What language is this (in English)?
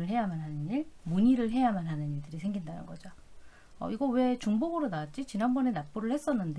Korean